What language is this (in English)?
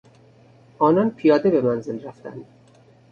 Persian